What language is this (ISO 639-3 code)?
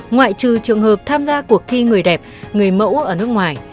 vie